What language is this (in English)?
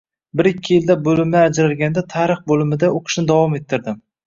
Uzbek